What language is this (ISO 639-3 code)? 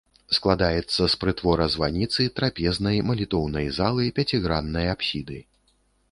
bel